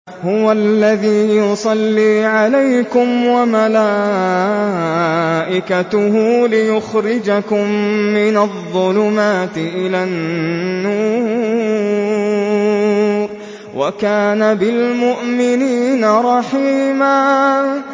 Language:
Arabic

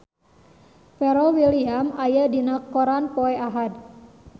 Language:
Sundanese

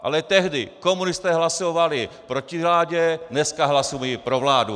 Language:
Czech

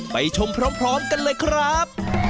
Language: Thai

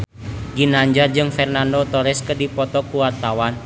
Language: Sundanese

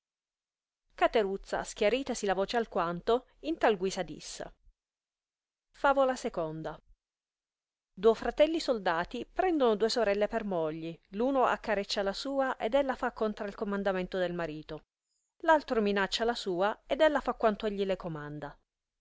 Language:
Italian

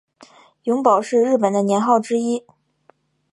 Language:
Chinese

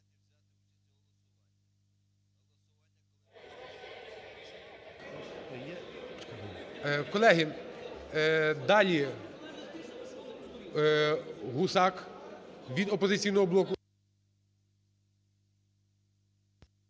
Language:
Ukrainian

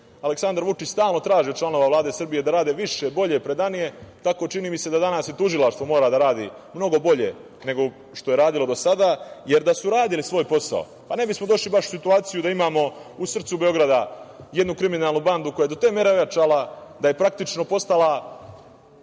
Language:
Serbian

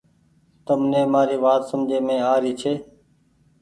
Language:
Goaria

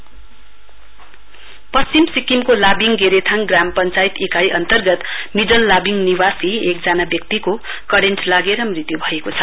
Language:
Nepali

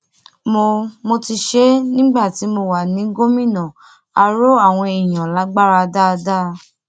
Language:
Yoruba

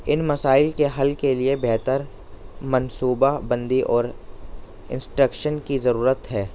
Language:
Urdu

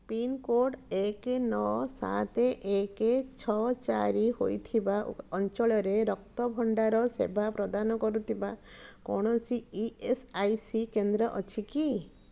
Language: Odia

